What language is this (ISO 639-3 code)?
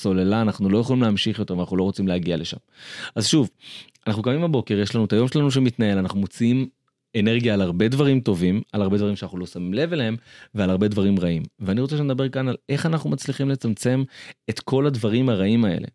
heb